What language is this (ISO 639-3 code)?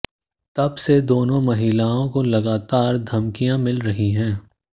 hin